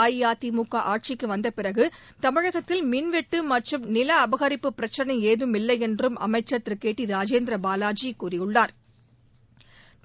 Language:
Tamil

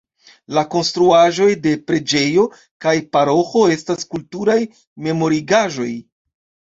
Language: Esperanto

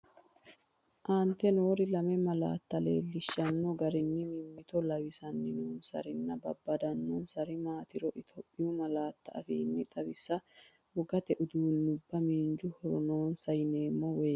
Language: Sidamo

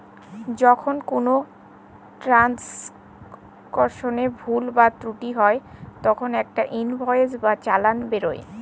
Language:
Bangla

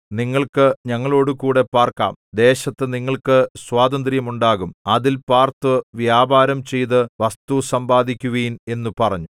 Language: Malayalam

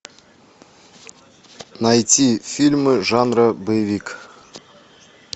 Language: Russian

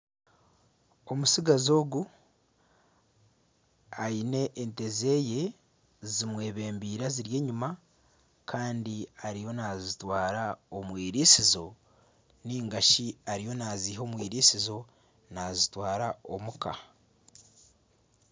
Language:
Nyankole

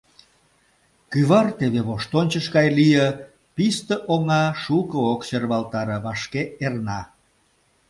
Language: Mari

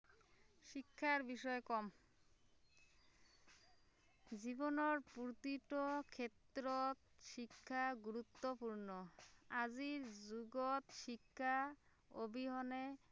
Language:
Assamese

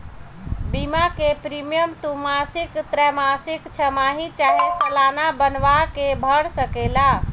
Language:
Bhojpuri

